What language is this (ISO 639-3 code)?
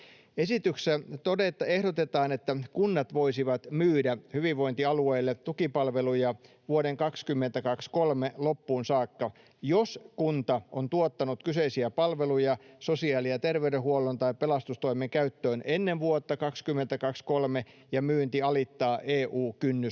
fin